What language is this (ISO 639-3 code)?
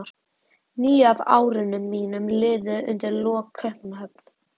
isl